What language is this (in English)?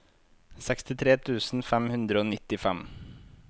Norwegian